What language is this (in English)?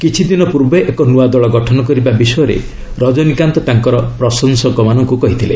Odia